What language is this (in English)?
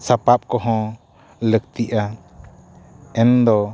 Santali